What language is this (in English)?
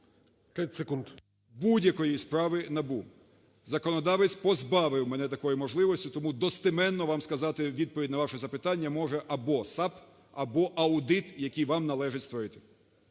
Ukrainian